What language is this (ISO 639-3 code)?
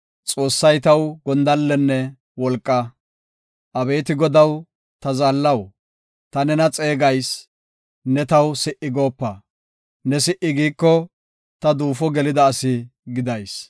gof